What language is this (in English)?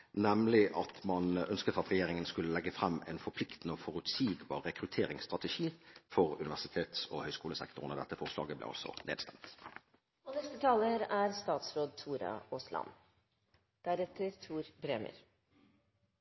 Norwegian Bokmål